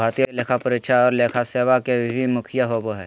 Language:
Magahi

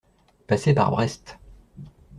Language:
French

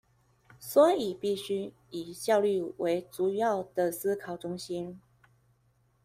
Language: Chinese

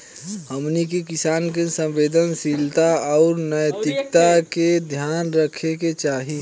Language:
Bhojpuri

